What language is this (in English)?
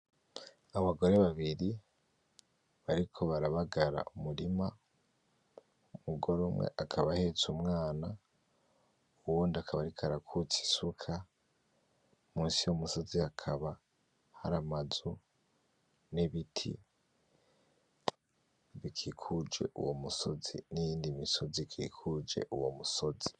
Rundi